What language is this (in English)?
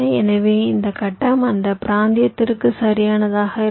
Tamil